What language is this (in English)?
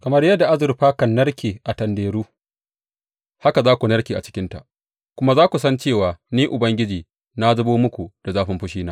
Hausa